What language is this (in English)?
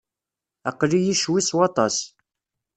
Kabyle